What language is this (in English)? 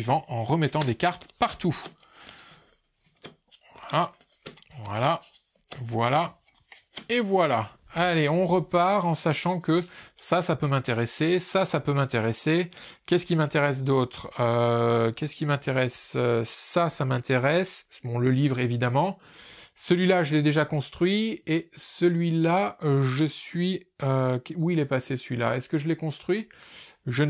French